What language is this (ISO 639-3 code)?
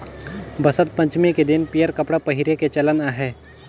hne